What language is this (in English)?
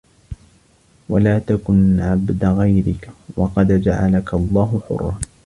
Arabic